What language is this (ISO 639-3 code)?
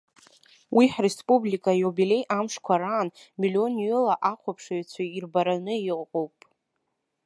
abk